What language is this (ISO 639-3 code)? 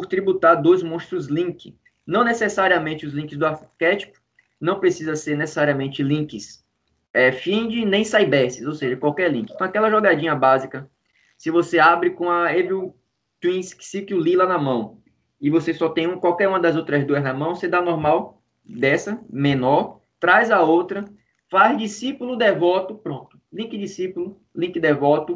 por